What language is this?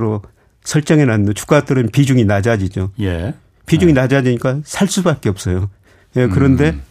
Korean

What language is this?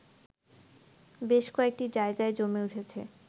Bangla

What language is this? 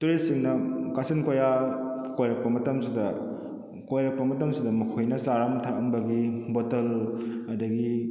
Manipuri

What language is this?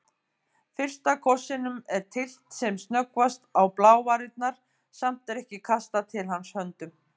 Icelandic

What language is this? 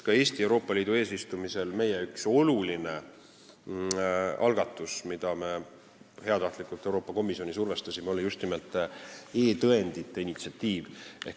Estonian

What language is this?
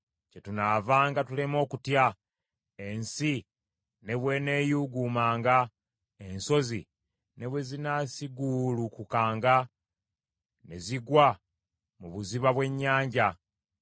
Ganda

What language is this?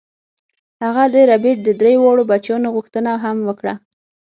Pashto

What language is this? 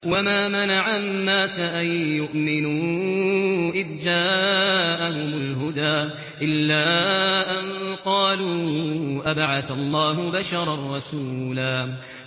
Arabic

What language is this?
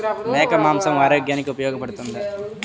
Telugu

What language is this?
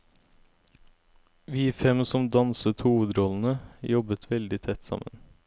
Norwegian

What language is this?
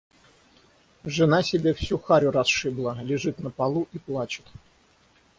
Russian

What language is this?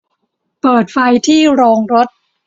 Thai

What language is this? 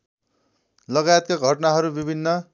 Nepali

